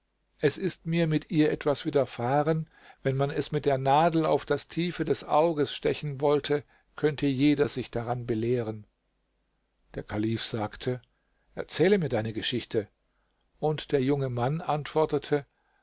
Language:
German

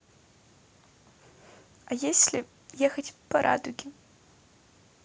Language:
Russian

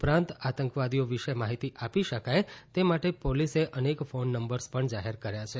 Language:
Gujarati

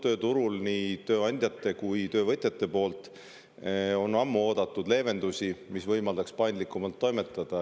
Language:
Estonian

